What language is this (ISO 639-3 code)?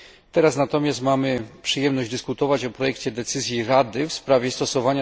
pol